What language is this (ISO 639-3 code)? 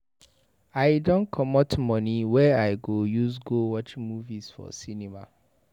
pcm